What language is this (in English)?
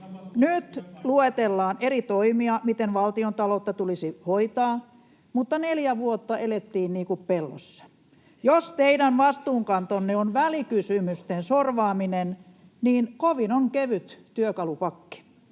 Finnish